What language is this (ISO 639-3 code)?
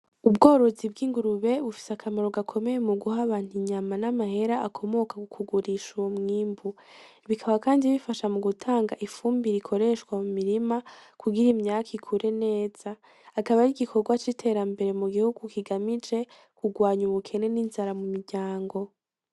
run